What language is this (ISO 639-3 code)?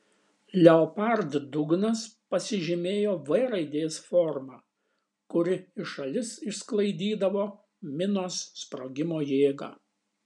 lit